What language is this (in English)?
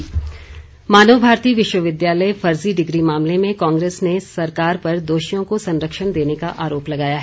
Hindi